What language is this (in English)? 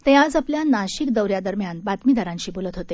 Marathi